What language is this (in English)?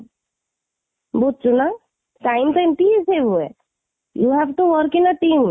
Odia